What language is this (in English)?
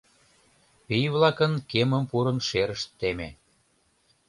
Mari